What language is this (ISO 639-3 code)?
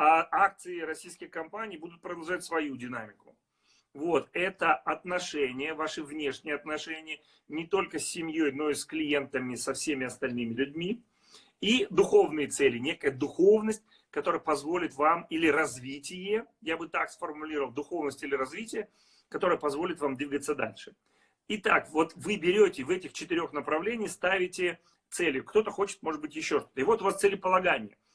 rus